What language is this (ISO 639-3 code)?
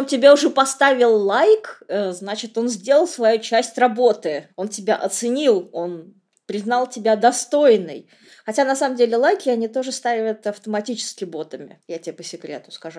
rus